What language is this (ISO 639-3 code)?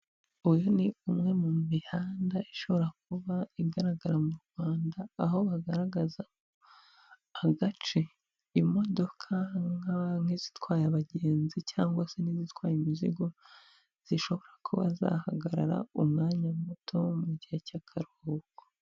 kin